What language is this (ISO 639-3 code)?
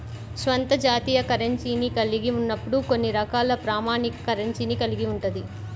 tel